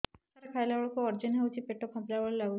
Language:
Odia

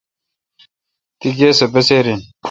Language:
Kalkoti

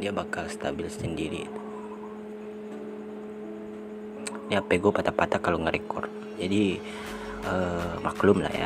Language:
Indonesian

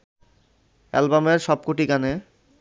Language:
Bangla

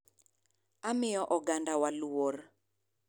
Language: Luo (Kenya and Tanzania)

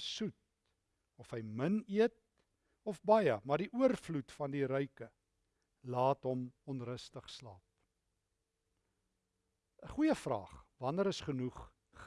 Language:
Dutch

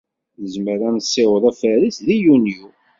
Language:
Kabyle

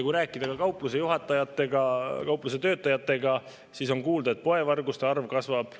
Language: Estonian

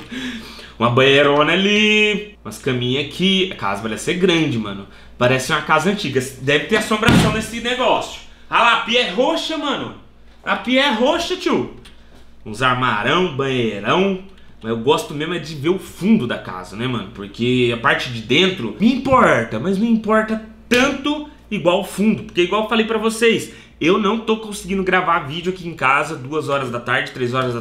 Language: Portuguese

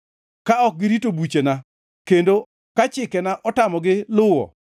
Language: Luo (Kenya and Tanzania)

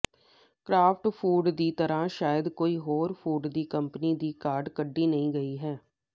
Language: Punjabi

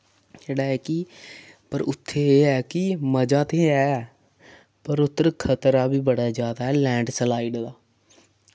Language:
Dogri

